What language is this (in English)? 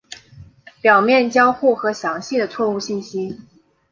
Chinese